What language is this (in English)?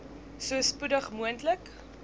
Afrikaans